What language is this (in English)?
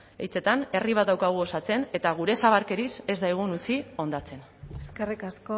Basque